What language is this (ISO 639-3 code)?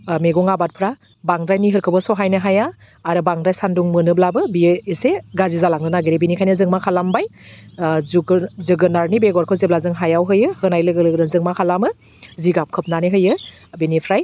brx